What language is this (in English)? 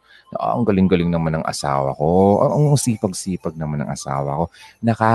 Filipino